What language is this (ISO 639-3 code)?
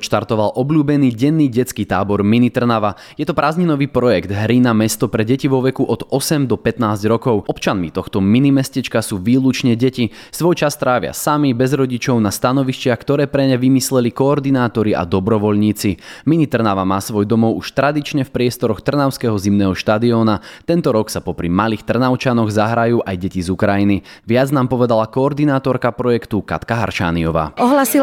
slk